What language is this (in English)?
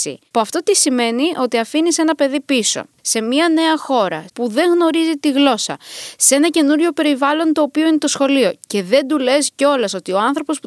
Greek